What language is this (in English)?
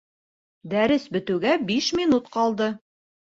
Bashkir